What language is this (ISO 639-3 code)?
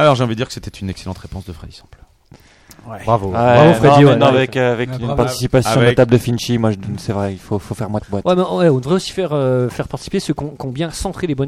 fra